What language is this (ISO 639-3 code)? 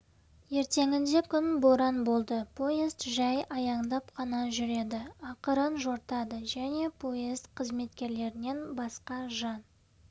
kaz